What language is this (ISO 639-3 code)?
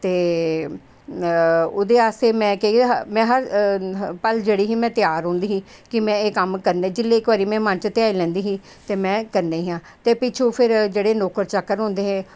doi